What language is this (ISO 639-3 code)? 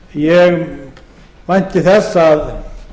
isl